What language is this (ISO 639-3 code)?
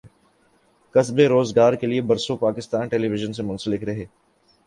urd